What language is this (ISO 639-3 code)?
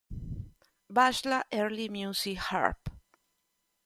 ita